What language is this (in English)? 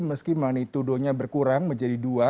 Indonesian